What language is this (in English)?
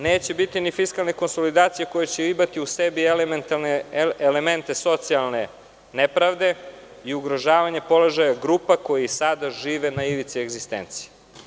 Serbian